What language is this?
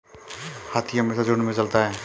Hindi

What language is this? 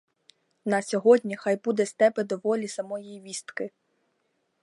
Ukrainian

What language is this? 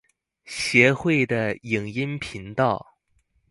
Chinese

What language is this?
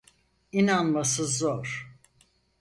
Turkish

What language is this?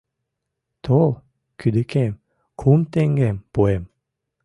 Mari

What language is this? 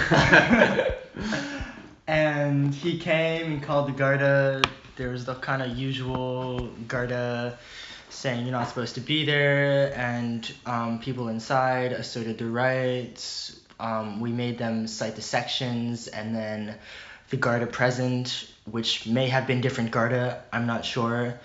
English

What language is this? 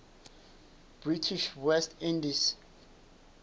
Southern Sotho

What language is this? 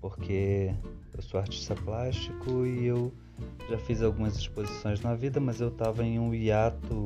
Portuguese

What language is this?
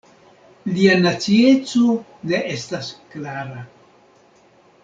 Esperanto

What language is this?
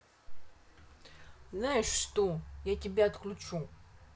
Russian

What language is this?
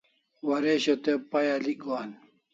Kalasha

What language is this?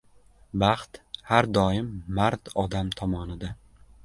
Uzbek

